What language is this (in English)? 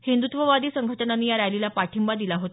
Marathi